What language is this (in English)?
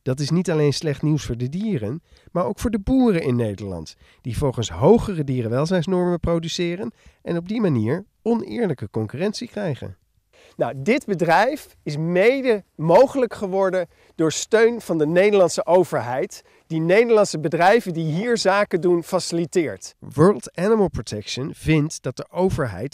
Dutch